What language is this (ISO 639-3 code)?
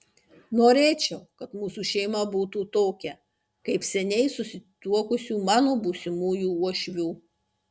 lit